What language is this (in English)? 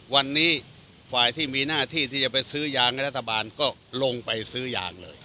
Thai